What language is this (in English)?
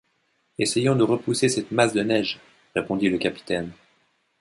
French